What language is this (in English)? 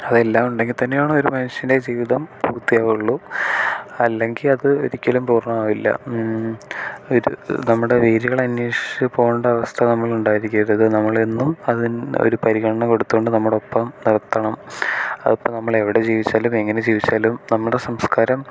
Malayalam